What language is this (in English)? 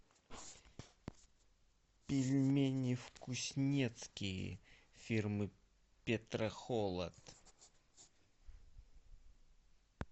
Russian